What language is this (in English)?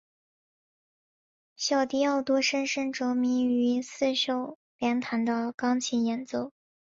Chinese